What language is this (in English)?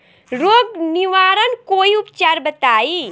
Bhojpuri